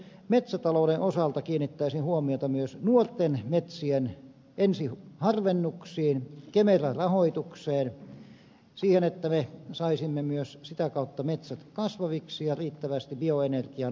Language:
Finnish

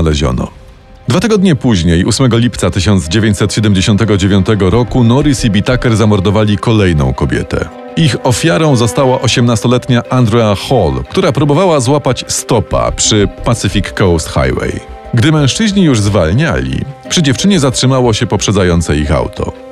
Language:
Polish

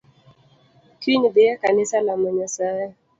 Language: Luo (Kenya and Tanzania)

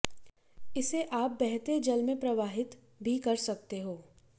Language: Hindi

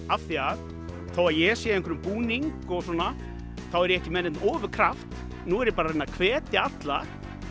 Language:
Icelandic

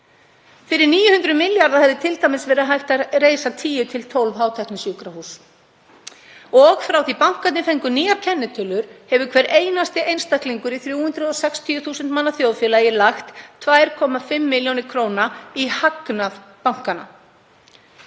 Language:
Icelandic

